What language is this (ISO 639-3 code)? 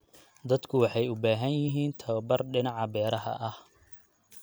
som